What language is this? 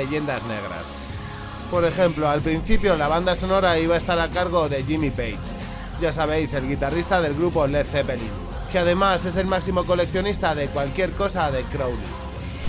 Spanish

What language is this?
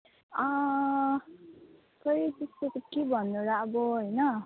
Nepali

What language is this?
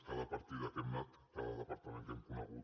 Catalan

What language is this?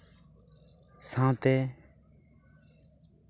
Santali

